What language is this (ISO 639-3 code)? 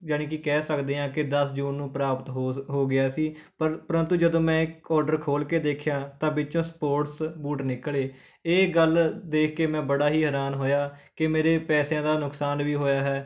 pan